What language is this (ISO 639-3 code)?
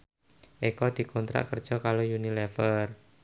jav